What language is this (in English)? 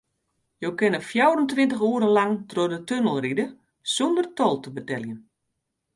Western Frisian